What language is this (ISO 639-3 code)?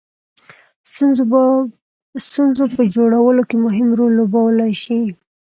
pus